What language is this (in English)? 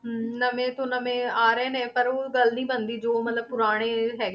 Punjabi